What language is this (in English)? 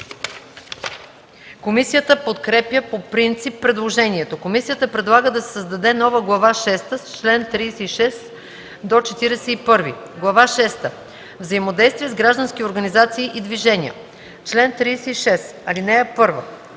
Bulgarian